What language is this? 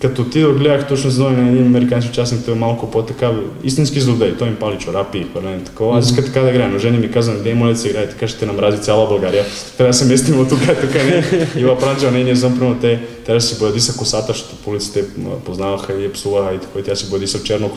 Bulgarian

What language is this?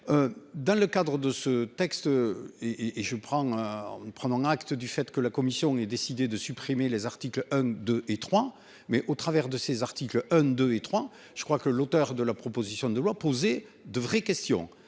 French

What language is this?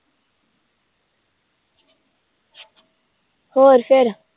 Punjabi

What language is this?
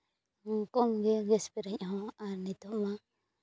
Santali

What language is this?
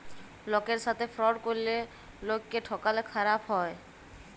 Bangla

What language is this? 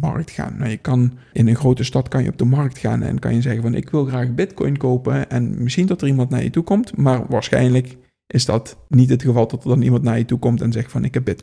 Dutch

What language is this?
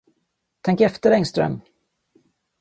Swedish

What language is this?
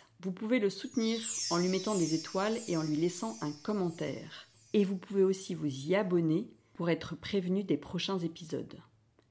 French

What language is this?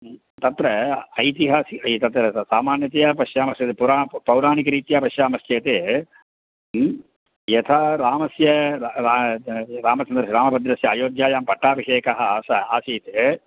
Sanskrit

